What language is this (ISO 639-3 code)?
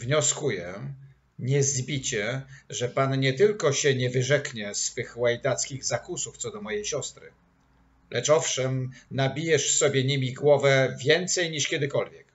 pol